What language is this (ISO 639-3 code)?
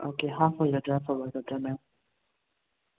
mni